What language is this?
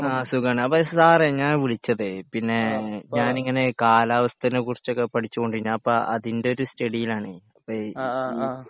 Malayalam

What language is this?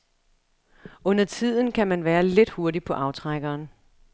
Danish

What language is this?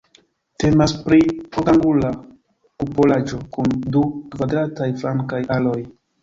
Esperanto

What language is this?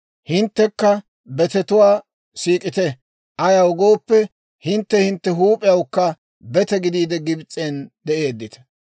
Dawro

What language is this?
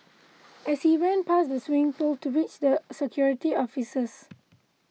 English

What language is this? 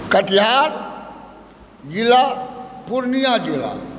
Maithili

